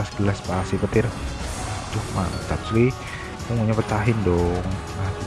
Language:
Indonesian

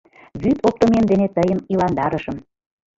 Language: Mari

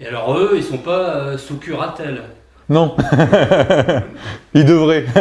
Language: French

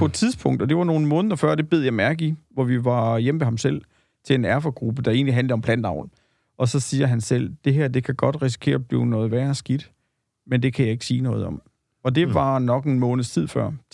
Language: Danish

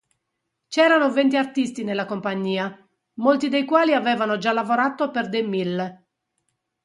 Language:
Italian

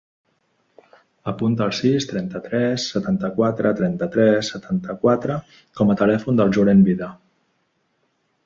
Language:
Catalan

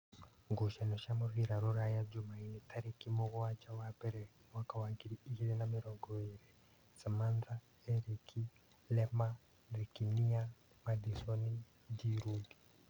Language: Kikuyu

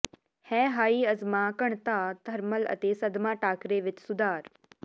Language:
Punjabi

